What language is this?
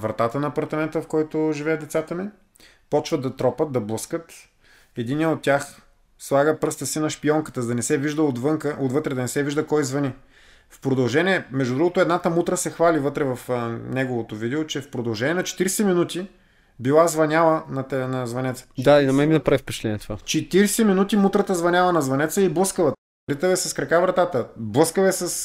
Bulgarian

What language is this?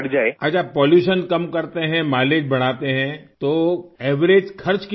Urdu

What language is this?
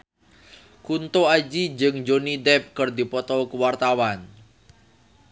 Sundanese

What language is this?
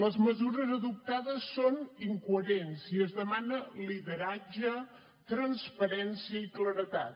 Catalan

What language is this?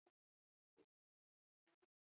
Basque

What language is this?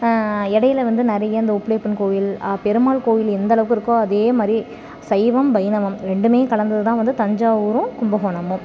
Tamil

